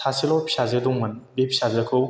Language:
Bodo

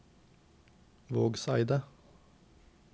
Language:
Norwegian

